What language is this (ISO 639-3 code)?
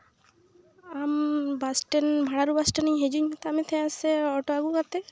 sat